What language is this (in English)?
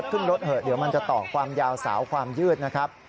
Thai